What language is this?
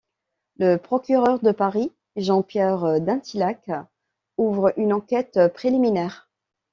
French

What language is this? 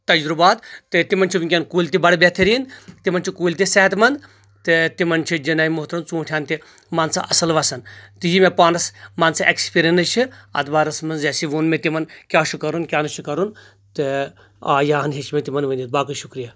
Kashmiri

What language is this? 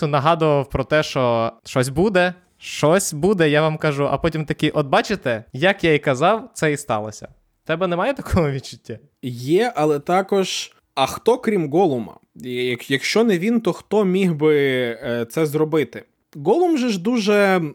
Ukrainian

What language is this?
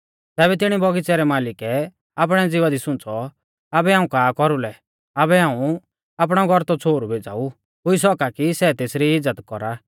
Mahasu Pahari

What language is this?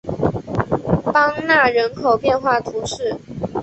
Chinese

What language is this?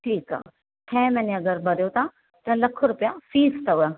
Sindhi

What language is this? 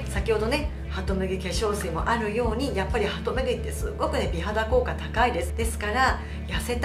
Japanese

